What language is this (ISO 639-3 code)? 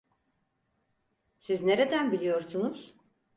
tur